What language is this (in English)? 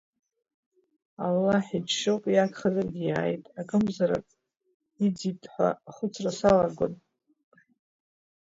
Abkhazian